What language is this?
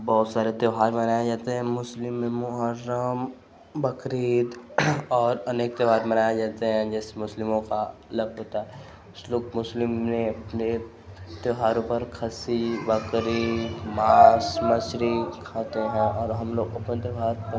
Hindi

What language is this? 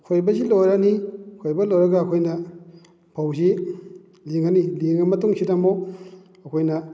Manipuri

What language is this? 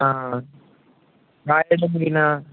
Telugu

